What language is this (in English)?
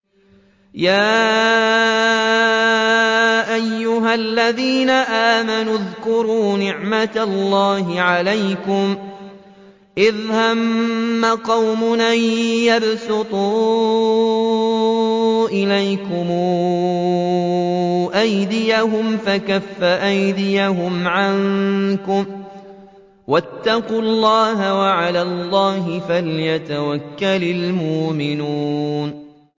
Arabic